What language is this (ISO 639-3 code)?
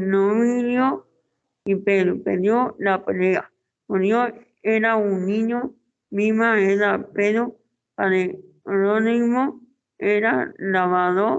spa